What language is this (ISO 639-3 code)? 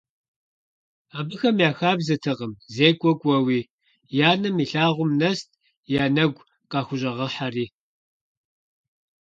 kbd